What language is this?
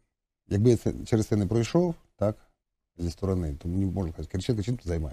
Ukrainian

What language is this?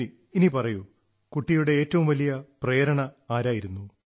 Malayalam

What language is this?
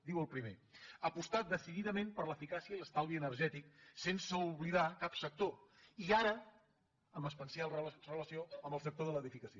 Catalan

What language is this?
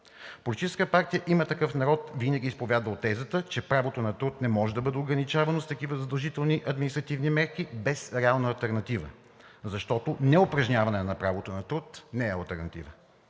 Bulgarian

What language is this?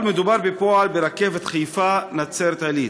Hebrew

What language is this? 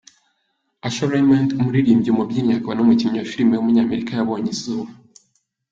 Kinyarwanda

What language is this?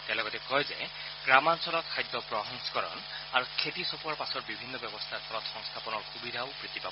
Assamese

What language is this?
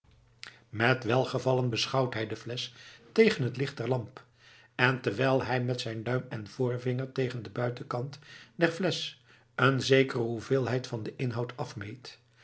Dutch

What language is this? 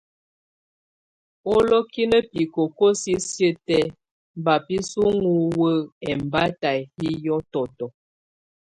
Tunen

